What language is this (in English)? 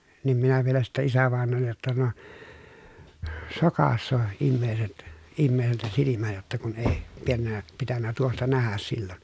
Finnish